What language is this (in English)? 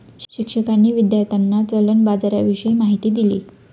Marathi